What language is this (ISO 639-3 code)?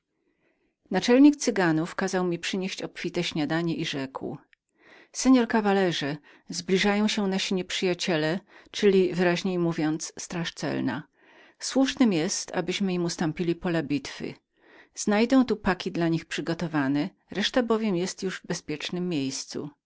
pol